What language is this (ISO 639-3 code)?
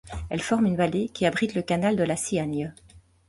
fra